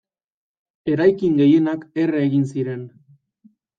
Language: Basque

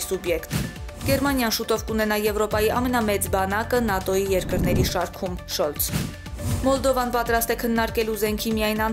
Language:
Romanian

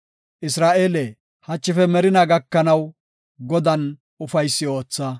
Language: Gofa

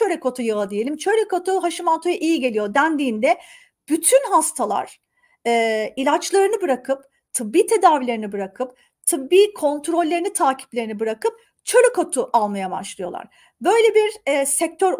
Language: Turkish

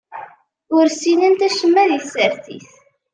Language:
Kabyle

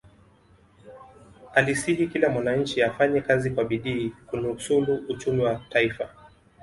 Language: Swahili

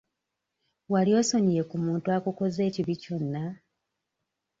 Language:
Ganda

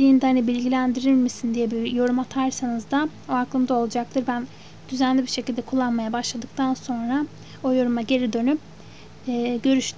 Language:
Turkish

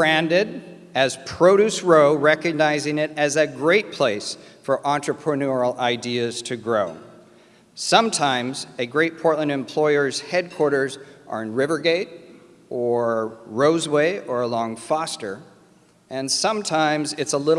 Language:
English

